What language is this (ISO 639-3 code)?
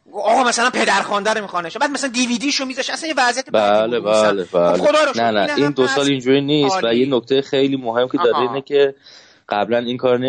fas